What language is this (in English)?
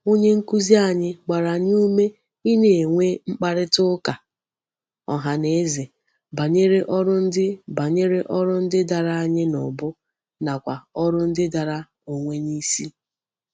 Igbo